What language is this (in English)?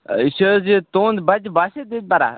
Kashmiri